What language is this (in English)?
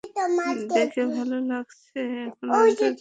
Bangla